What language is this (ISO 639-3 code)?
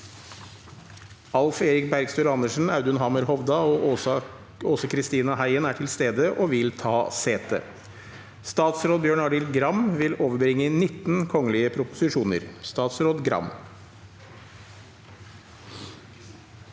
nor